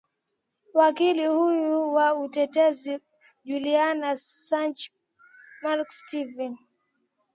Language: Swahili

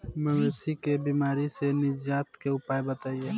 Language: Bhojpuri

